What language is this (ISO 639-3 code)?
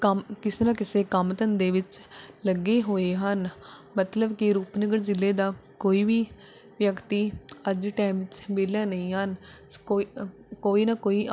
pan